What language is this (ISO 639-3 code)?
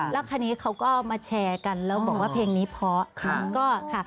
tha